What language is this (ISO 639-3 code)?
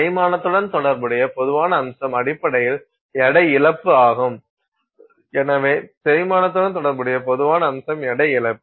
tam